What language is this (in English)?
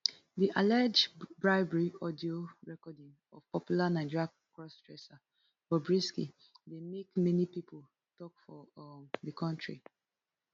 Nigerian Pidgin